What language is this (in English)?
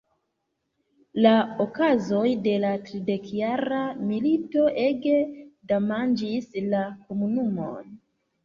Esperanto